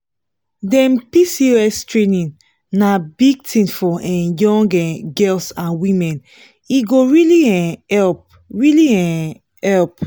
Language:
Nigerian Pidgin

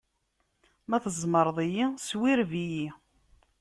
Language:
Kabyle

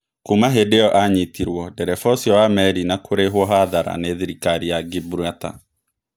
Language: Kikuyu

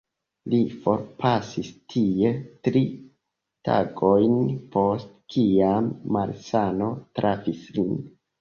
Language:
Esperanto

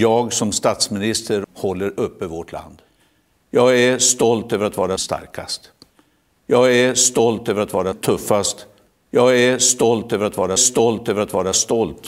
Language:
Swedish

